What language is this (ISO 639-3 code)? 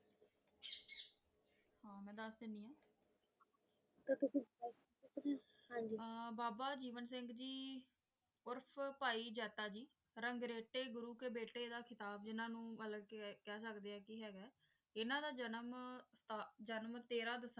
pan